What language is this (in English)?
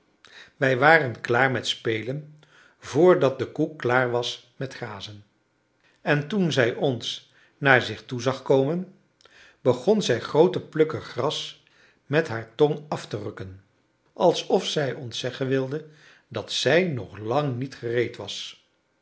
Dutch